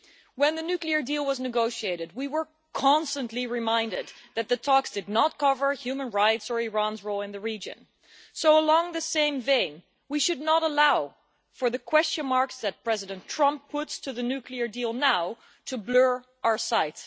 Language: English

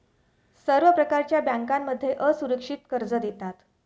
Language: Marathi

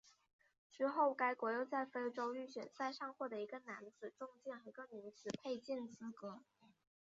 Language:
Chinese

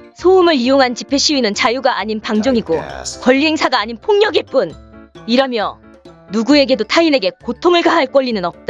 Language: Korean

